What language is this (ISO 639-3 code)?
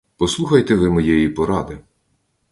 ukr